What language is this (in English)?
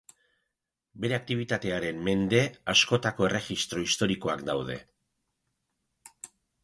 Basque